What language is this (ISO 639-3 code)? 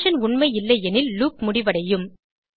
tam